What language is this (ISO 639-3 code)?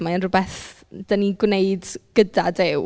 cym